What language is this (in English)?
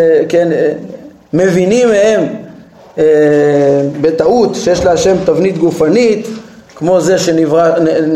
Hebrew